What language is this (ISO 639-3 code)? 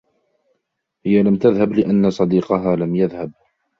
ara